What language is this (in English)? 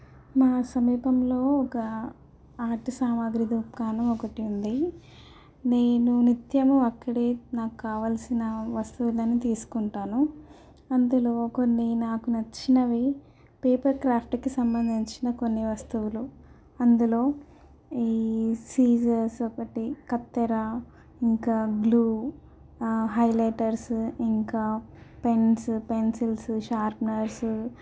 Telugu